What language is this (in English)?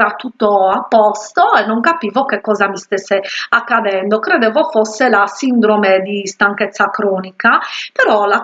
Italian